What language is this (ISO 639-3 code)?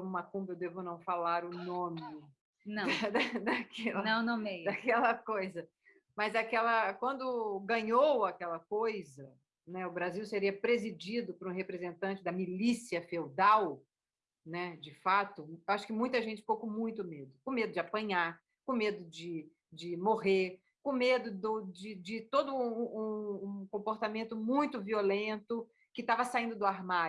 por